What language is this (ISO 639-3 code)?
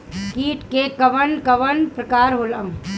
bho